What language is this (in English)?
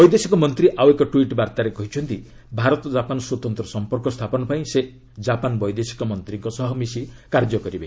Odia